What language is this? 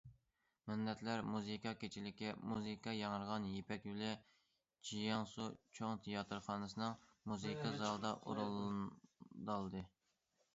Uyghur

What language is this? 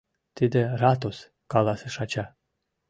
Mari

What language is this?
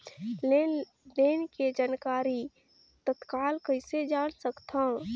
Chhattisgarhi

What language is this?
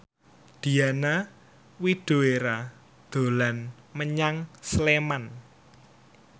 Javanese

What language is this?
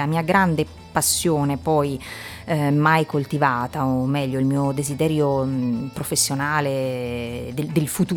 Italian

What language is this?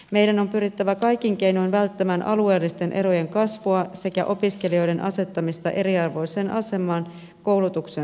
Finnish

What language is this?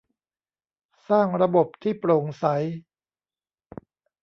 Thai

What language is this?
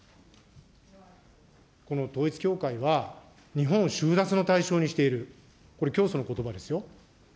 Japanese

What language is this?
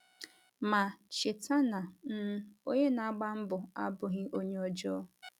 Igbo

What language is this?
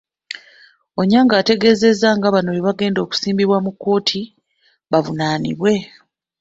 Ganda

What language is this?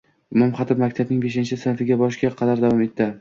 Uzbek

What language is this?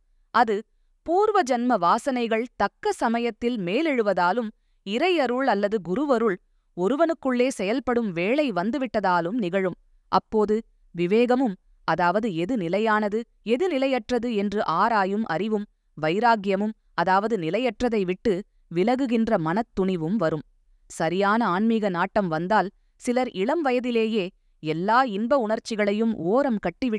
Tamil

